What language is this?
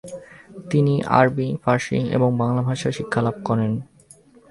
Bangla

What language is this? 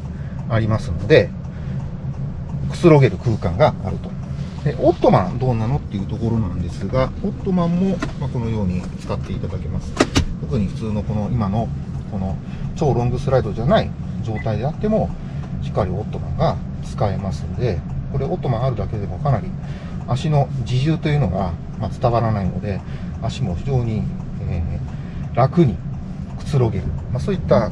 Japanese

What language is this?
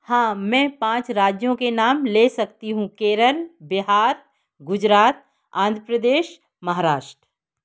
Hindi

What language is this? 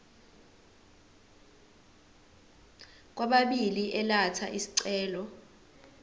Zulu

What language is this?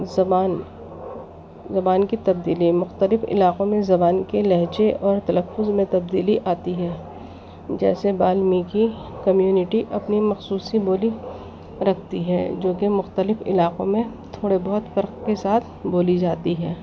Urdu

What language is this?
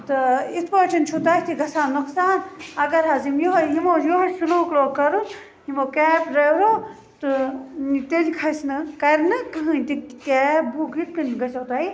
Kashmiri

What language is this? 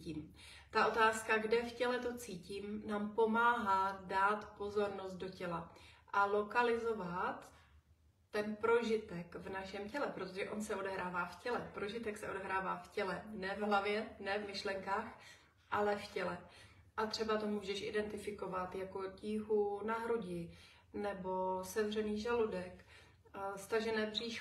Czech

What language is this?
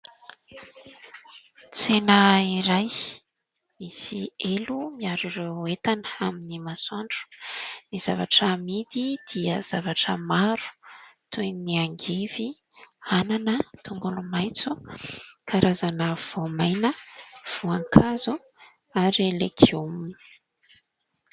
Malagasy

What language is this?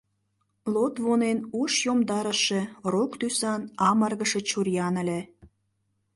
Mari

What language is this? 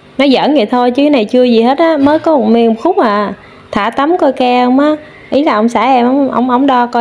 Vietnamese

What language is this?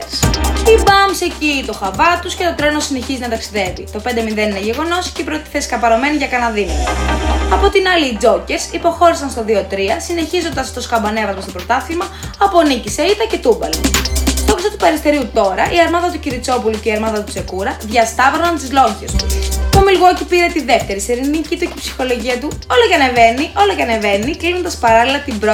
Greek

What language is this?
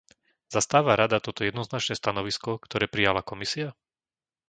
Slovak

